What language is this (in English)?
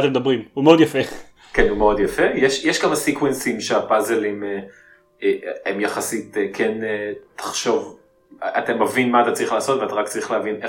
Hebrew